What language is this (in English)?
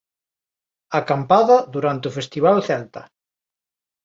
Galician